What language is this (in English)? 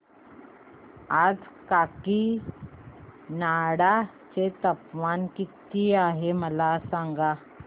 Marathi